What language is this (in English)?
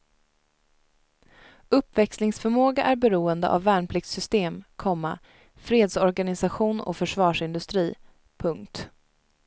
Swedish